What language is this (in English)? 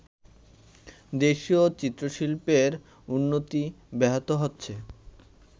Bangla